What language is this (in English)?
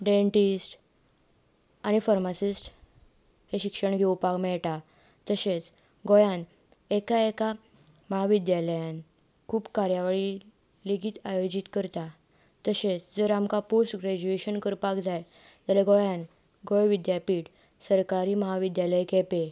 Konkani